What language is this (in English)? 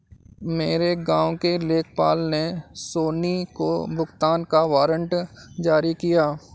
Hindi